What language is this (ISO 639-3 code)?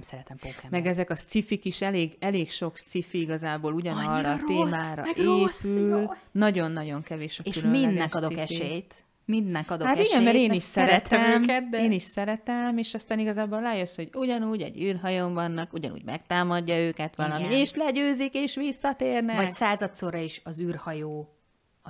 hun